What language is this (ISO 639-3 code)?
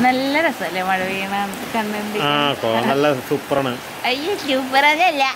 tha